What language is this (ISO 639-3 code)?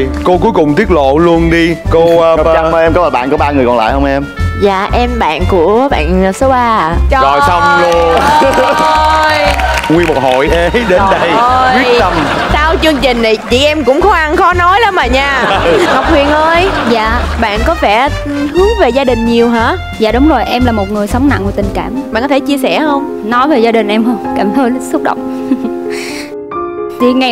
vie